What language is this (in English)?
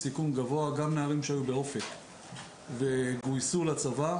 Hebrew